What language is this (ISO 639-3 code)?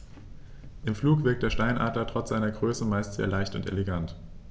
deu